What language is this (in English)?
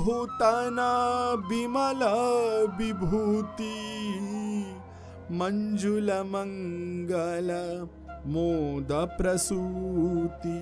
Hindi